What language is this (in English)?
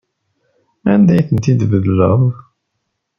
Kabyle